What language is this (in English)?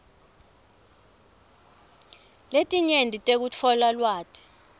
Swati